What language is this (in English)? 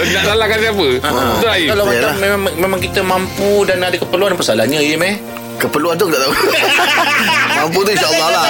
Malay